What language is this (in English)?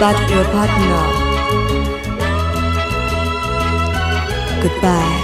Korean